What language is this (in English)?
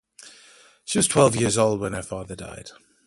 English